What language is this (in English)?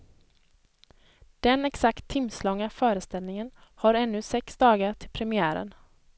Swedish